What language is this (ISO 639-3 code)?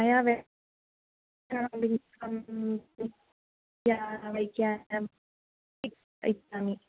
san